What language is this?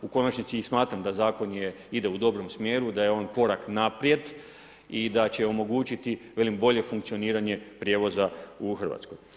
Croatian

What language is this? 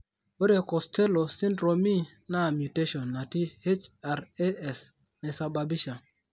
Masai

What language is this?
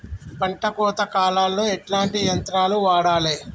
Telugu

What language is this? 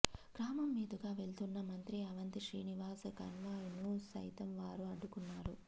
Telugu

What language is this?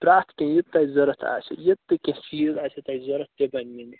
Kashmiri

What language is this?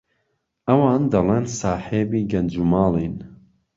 Central Kurdish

